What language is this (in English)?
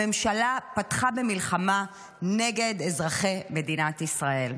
Hebrew